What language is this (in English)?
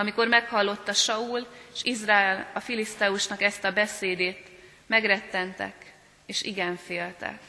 Hungarian